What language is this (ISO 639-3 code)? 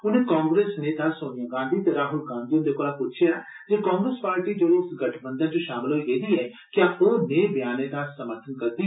doi